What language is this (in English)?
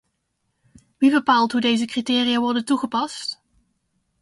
Dutch